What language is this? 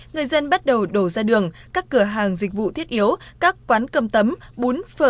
Vietnamese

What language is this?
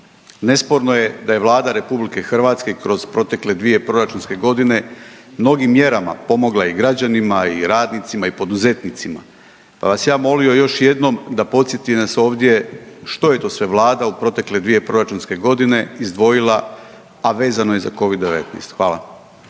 Croatian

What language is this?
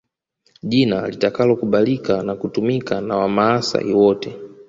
Swahili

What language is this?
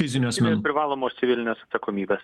Lithuanian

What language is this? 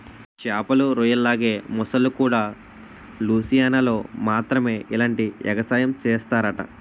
Telugu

